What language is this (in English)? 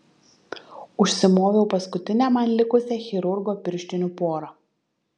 Lithuanian